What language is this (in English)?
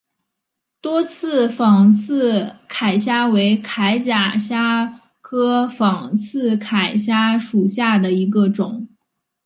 Chinese